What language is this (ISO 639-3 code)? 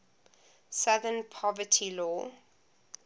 eng